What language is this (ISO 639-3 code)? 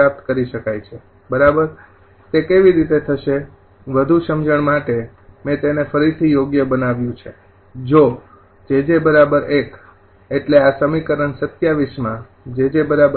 guj